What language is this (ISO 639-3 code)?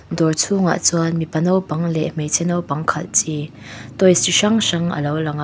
lus